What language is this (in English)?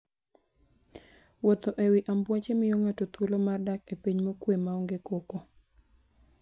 Luo (Kenya and Tanzania)